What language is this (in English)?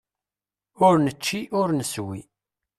Kabyle